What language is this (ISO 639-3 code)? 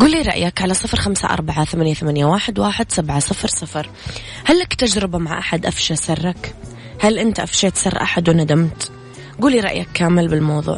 ara